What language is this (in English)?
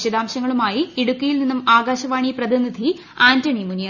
Malayalam